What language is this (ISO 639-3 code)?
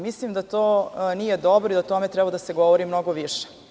srp